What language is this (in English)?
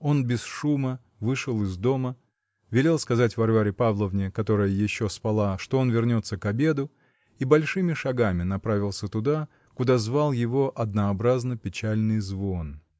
Russian